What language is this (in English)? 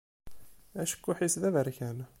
Kabyle